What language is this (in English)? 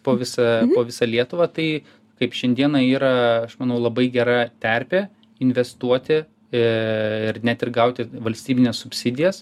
Lithuanian